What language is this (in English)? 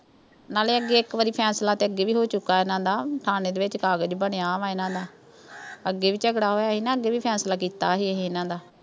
Punjabi